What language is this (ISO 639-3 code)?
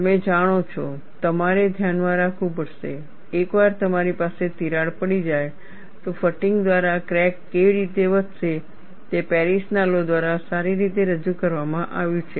guj